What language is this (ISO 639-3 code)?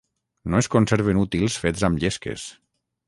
cat